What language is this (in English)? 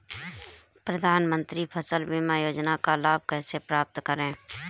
Hindi